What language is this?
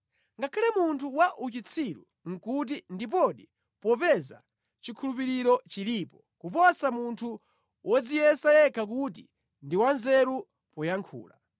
Nyanja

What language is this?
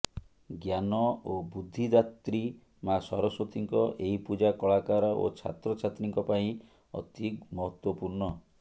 Odia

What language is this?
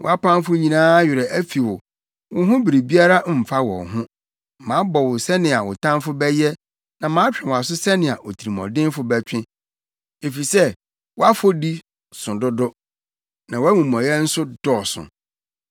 Akan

